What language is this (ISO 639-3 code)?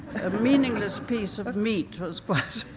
eng